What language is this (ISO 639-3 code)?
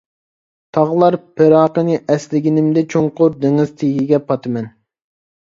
uig